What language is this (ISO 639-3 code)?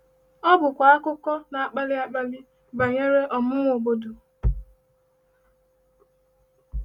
ibo